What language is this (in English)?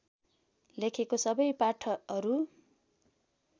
Nepali